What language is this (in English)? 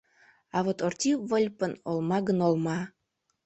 Mari